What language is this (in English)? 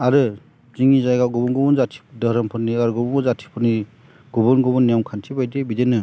Bodo